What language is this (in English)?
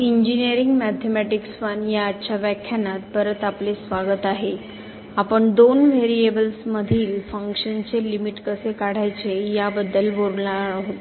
Marathi